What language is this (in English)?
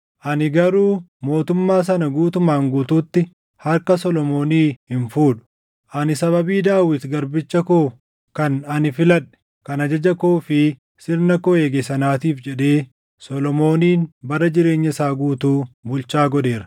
Oromo